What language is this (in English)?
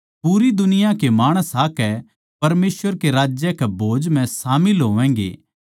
Haryanvi